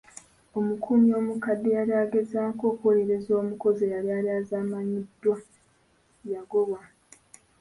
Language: Ganda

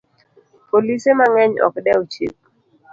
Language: Luo (Kenya and Tanzania)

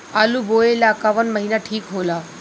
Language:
Bhojpuri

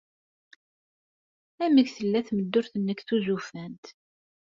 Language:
Kabyle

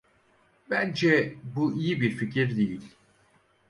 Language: Turkish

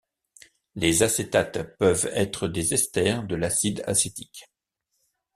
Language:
French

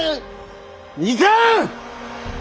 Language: Japanese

